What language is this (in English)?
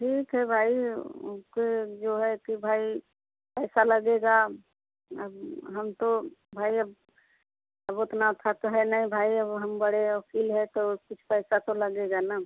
Hindi